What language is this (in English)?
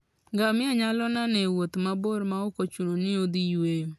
Luo (Kenya and Tanzania)